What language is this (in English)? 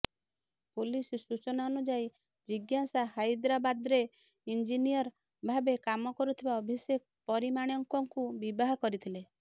Odia